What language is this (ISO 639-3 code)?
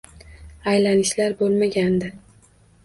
uzb